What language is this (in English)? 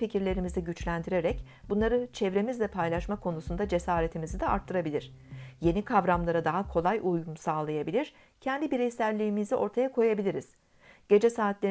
Turkish